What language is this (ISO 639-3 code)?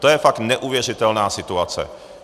ces